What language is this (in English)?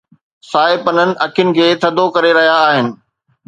Sindhi